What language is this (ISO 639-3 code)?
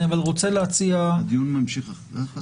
heb